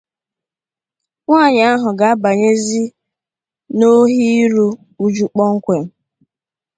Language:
Igbo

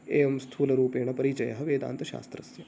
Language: Sanskrit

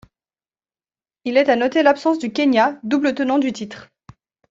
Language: French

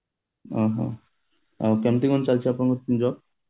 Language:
Odia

